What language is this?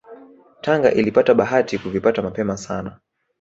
Swahili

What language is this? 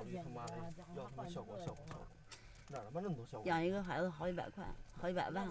Chinese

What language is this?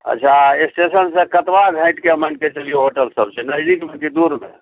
Maithili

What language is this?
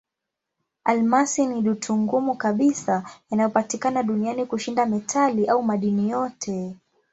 Swahili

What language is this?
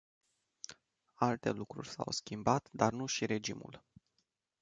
Romanian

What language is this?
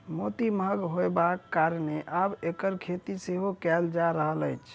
Maithili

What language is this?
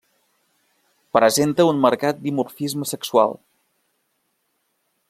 Catalan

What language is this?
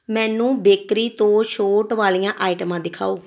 Punjabi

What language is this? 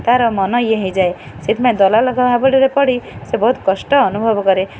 Odia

